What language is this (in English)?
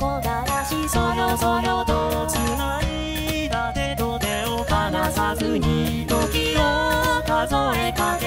Japanese